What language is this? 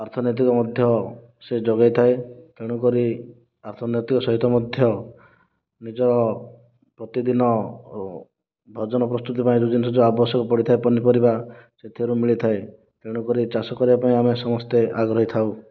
Odia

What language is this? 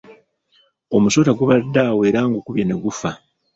Ganda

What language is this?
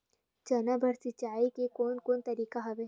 Chhattisgarhi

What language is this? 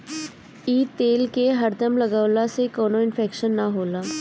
Bhojpuri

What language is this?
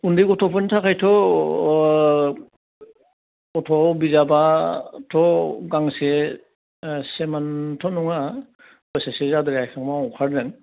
Bodo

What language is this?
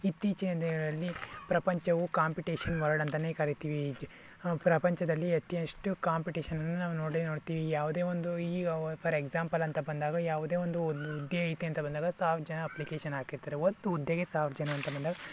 Kannada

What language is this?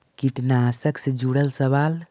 Magahi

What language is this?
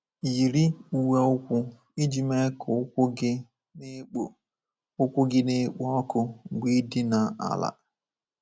Igbo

